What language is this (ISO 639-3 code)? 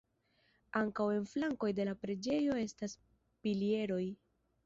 epo